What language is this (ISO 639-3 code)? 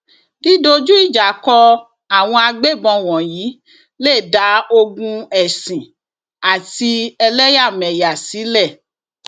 yor